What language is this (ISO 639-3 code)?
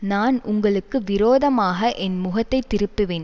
tam